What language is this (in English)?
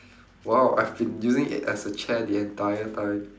English